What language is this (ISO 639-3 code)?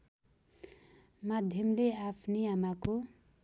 nep